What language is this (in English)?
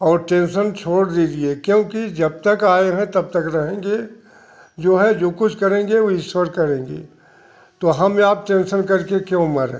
Hindi